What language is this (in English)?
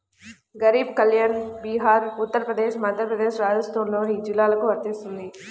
Telugu